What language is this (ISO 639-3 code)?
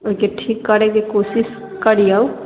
mai